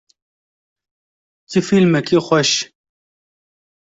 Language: Kurdish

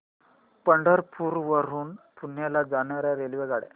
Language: Marathi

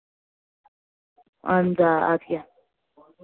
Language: Kashmiri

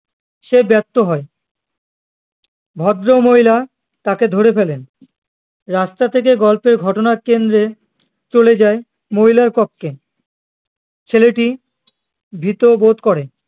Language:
Bangla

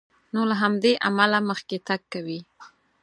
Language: Pashto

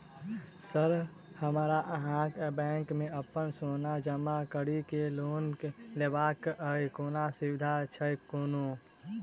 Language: Maithili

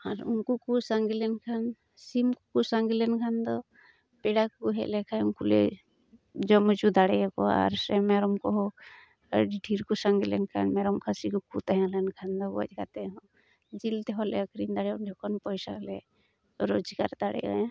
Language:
Santali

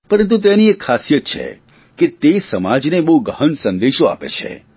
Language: Gujarati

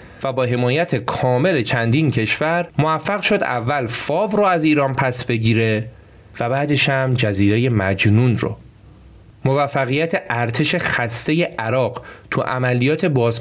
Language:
Persian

